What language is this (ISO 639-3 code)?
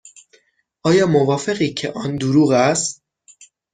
fas